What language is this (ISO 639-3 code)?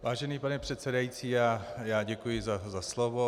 ces